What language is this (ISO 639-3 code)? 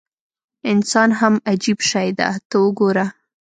pus